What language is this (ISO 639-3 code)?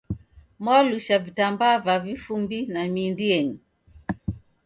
dav